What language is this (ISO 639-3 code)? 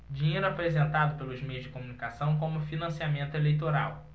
por